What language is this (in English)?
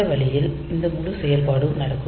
Tamil